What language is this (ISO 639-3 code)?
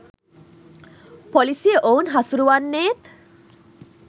sin